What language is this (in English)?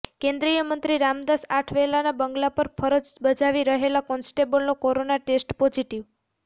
Gujarati